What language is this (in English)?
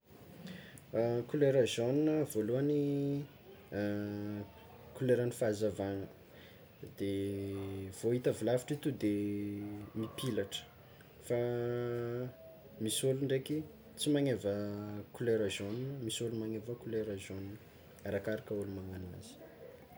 Tsimihety Malagasy